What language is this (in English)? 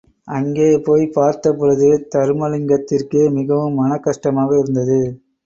Tamil